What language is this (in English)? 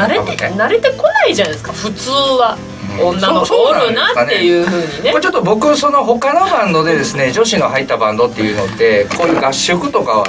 Japanese